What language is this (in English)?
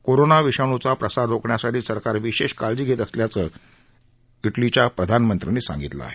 Marathi